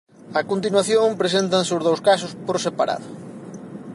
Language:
Galician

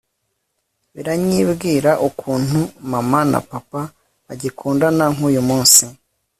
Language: Kinyarwanda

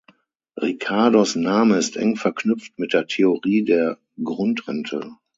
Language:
German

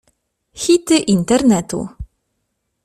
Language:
Polish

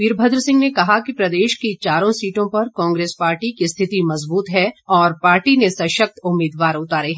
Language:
Hindi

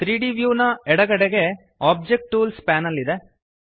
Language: Kannada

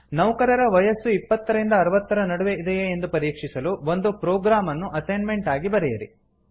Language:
Kannada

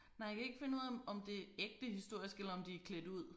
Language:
Danish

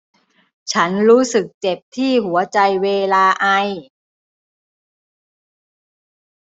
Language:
Thai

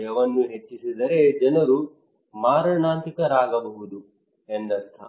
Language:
Kannada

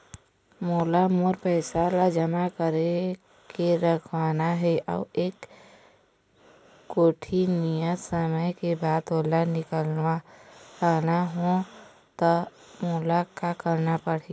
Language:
Chhattisgarhi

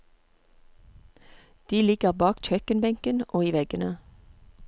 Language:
Norwegian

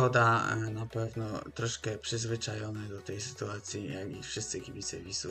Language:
Polish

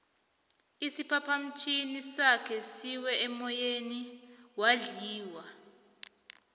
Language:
South Ndebele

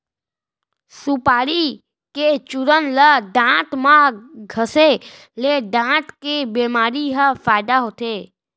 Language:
Chhattisgarhi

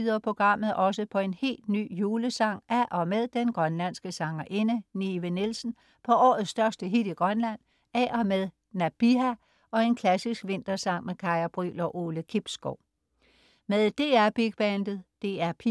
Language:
Danish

